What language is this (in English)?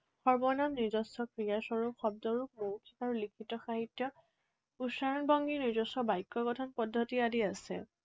Assamese